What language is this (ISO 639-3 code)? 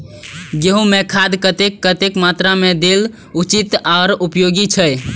mai